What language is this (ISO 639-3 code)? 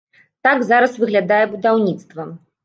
bel